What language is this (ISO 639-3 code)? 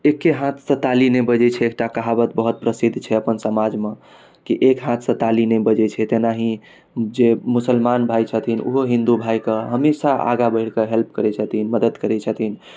mai